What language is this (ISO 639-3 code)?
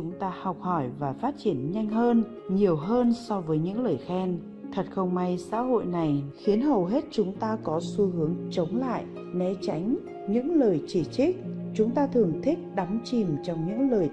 vie